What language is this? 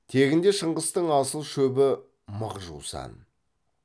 Kazakh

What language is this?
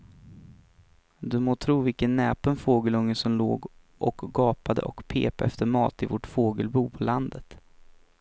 Swedish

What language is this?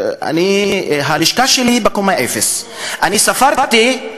Hebrew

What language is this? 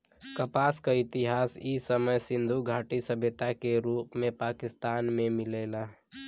Bhojpuri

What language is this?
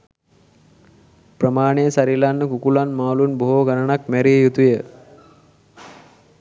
Sinhala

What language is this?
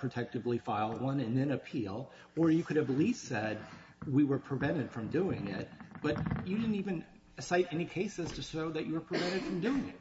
English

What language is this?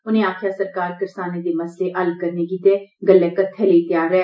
Dogri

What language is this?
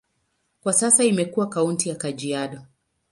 Swahili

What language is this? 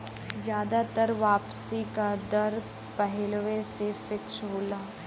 Bhojpuri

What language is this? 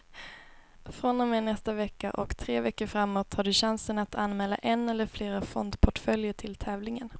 Swedish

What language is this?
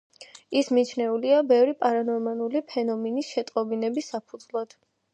Georgian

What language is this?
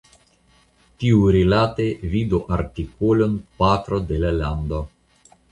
Esperanto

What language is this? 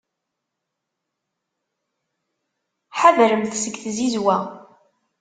Kabyle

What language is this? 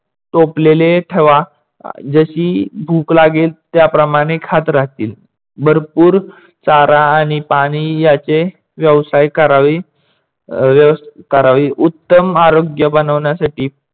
Marathi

